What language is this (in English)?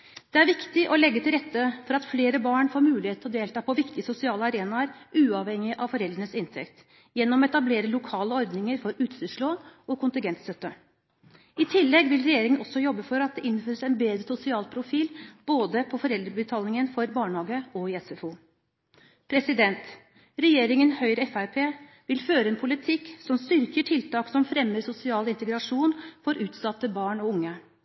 Norwegian Bokmål